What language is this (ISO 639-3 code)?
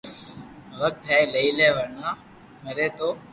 lrk